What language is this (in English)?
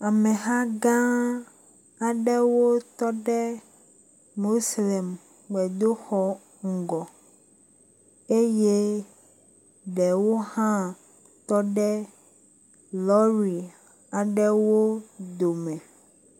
Ewe